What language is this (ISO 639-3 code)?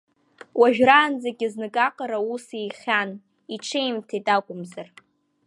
abk